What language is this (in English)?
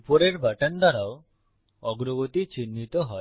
Bangla